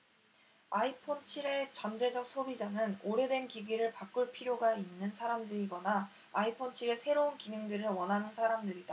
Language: Korean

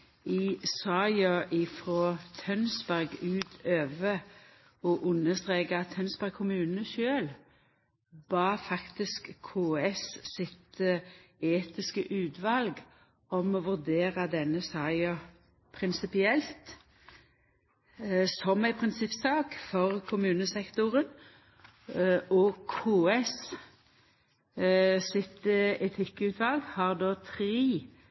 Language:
Norwegian Nynorsk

